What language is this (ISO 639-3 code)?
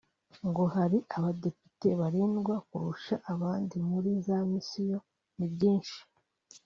kin